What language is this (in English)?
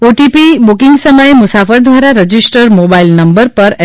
Gujarati